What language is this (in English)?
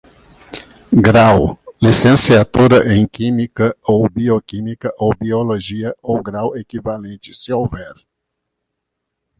Portuguese